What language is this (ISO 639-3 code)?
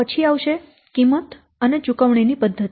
guj